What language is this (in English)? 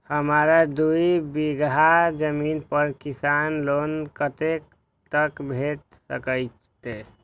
Maithili